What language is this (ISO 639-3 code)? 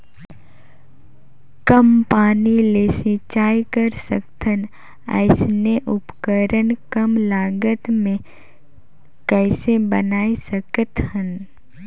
hne